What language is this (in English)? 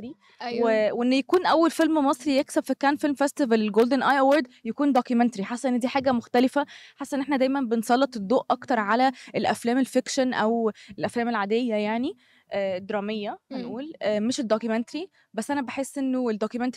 Arabic